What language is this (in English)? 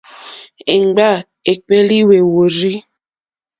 Mokpwe